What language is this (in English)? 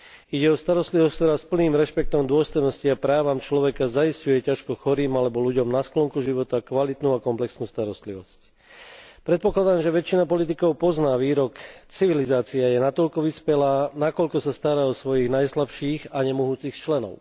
Slovak